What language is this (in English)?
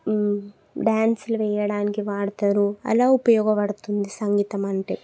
Telugu